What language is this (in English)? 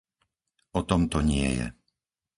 Slovak